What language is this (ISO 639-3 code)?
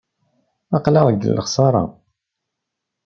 kab